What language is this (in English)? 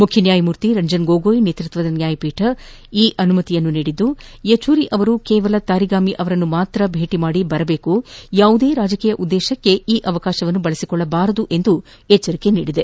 Kannada